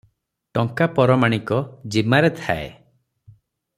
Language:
Odia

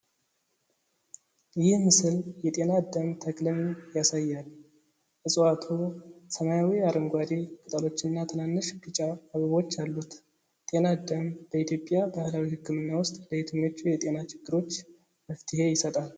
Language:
Amharic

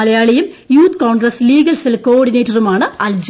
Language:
Malayalam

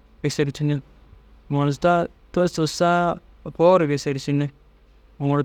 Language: Dazaga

